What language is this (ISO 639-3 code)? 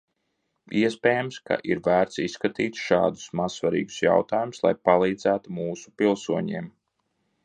lav